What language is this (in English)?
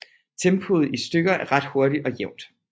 Danish